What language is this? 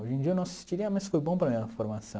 Portuguese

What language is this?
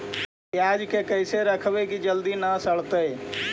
Magahi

